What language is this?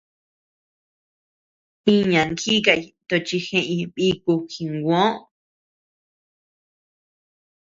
Tepeuxila Cuicatec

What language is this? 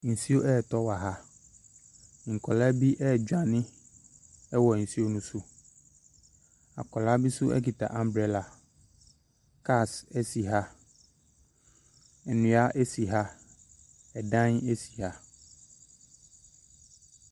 Akan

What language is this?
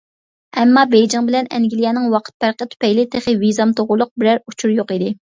Uyghur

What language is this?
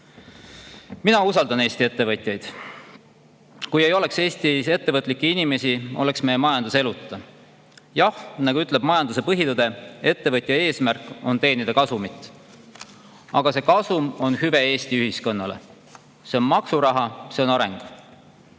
Estonian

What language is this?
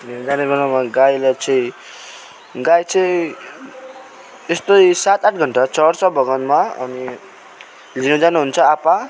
Nepali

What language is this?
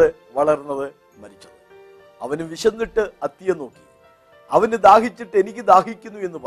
Malayalam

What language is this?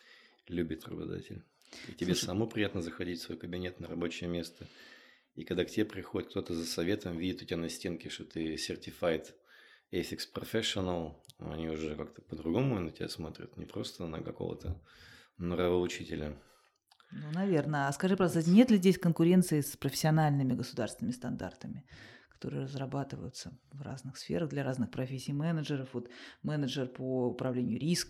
Russian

